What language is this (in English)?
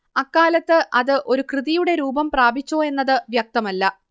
Malayalam